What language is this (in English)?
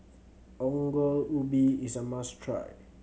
English